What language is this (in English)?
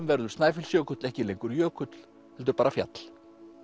Icelandic